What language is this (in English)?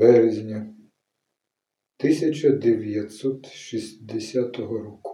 Ukrainian